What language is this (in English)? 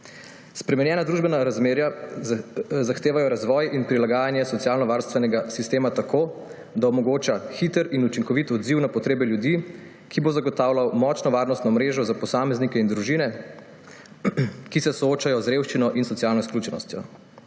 Slovenian